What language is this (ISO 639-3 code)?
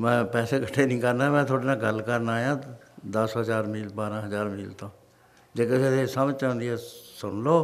pan